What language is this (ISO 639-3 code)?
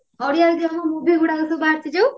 ori